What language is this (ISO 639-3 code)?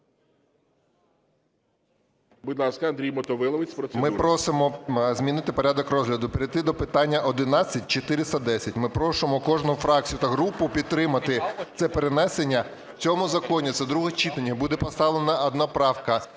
ukr